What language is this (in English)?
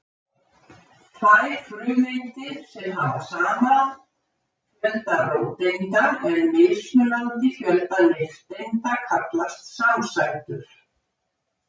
Icelandic